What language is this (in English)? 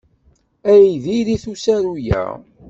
Kabyle